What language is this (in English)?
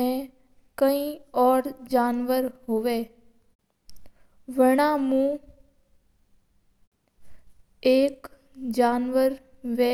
Mewari